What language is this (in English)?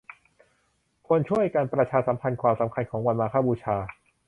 Thai